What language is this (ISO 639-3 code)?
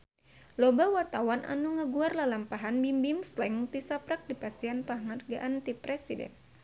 sun